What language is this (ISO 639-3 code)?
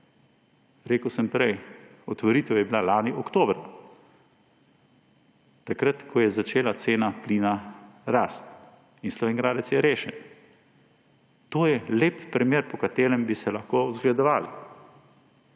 slv